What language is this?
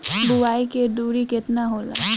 Bhojpuri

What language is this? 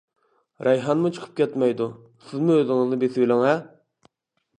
Uyghur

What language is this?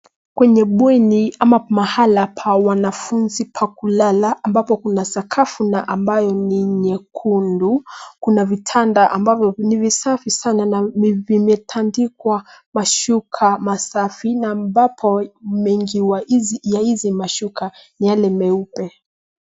Swahili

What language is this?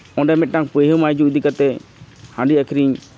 Santali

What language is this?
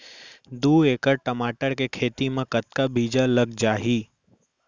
Chhattisgarhi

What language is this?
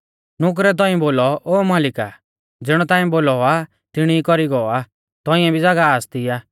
Mahasu Pahari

